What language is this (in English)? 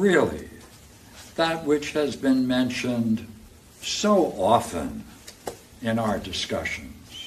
English